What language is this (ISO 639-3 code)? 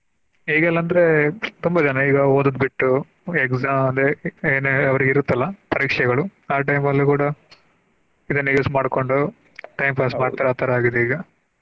kan